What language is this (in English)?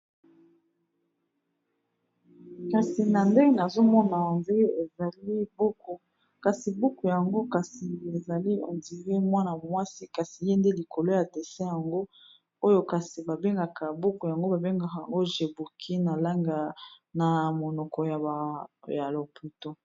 Lingala